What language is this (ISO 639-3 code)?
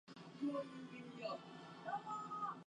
jpn